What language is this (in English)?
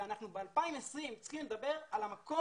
Hebrew